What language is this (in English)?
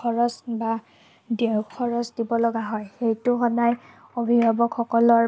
Assamese